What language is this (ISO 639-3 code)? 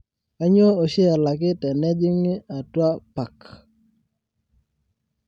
mas